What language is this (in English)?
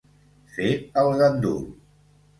Catalan